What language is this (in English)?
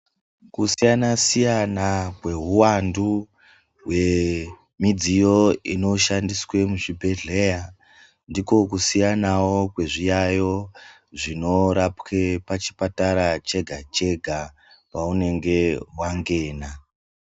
Ndau